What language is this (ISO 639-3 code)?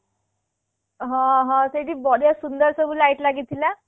ori